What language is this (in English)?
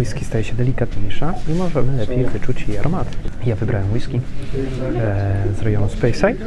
Polish